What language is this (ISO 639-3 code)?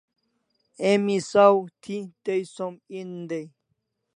kls